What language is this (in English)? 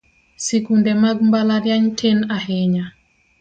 Luo (Kenya and Tanzania)